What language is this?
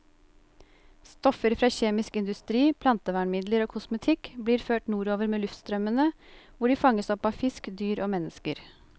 Norwegian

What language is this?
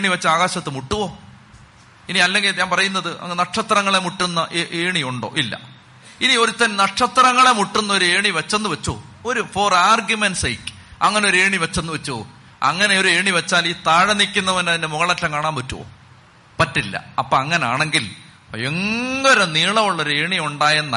Malayalam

